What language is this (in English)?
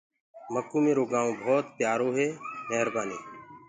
Gurgula